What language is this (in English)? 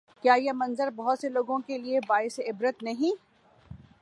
Urdu